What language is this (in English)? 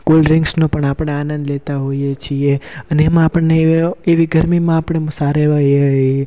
Gujarati